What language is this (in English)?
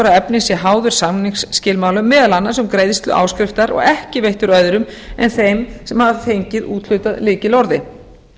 Icelandic